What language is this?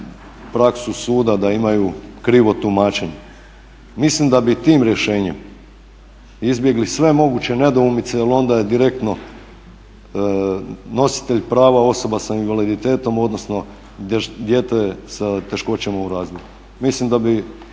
Croatian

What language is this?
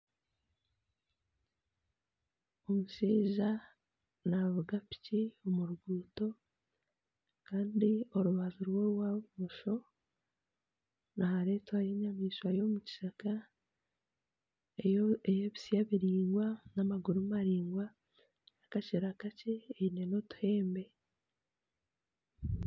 Nyankole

